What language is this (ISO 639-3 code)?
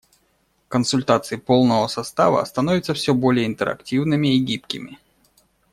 rus